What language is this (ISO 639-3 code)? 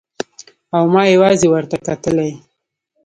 pus